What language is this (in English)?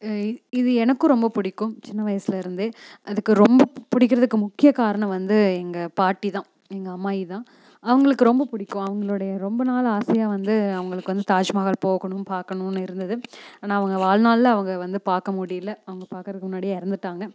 Tamil